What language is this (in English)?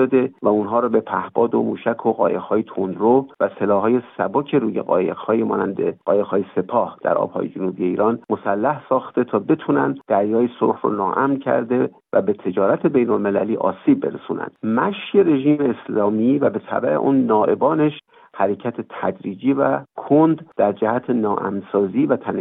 Persian